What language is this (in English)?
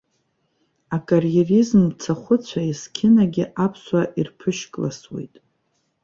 Abkhazian